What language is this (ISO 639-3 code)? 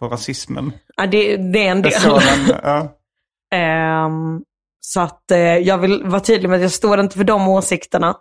swe